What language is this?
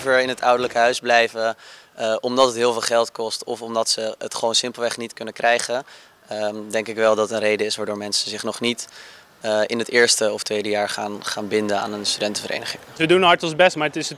Dutch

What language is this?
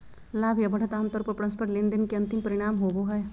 Magahi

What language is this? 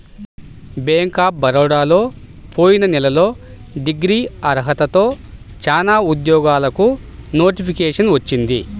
Telugu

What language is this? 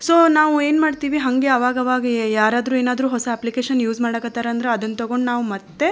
Kannada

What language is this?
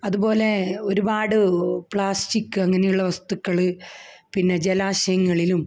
Malayalam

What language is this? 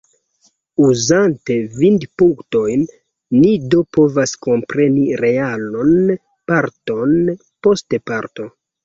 Esperanto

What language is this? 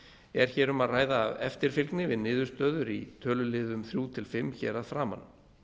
Icelandic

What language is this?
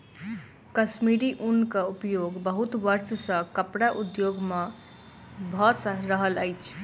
Maithili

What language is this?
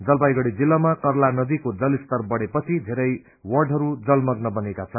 Nepali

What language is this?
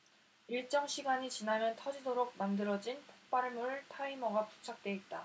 Korean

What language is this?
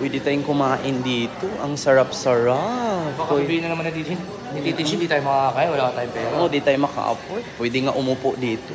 Filipino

